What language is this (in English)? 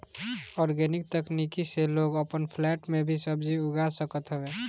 Bhojpuri